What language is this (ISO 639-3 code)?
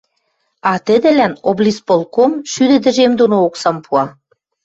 mrj